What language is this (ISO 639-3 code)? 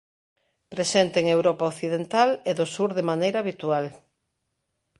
glg